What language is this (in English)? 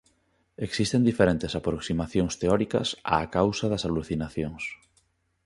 Galician